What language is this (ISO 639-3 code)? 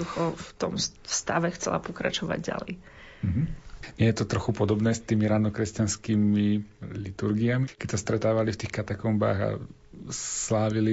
slk